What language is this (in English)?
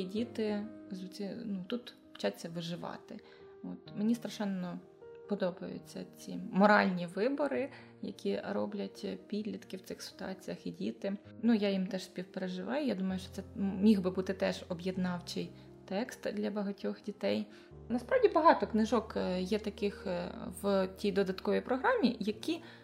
Ukrainian